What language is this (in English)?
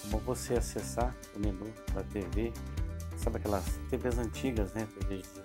Portuguese